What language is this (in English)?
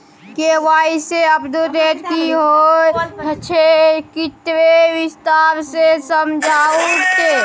Maithili